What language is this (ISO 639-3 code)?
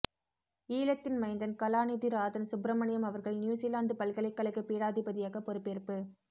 tam